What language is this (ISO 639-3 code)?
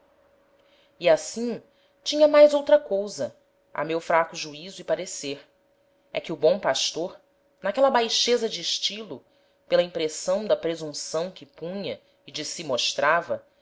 por